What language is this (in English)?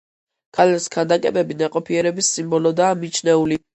Georgian